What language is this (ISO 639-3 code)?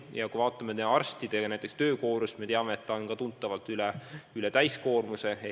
est